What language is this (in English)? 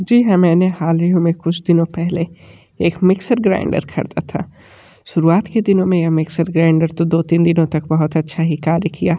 Hindi